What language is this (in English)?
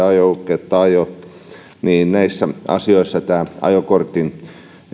Finnish